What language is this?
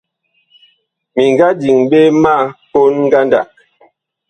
Bakoko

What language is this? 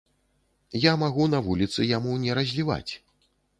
Belarusian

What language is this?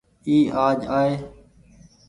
Goaria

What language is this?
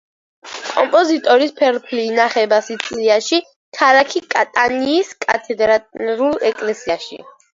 Georgian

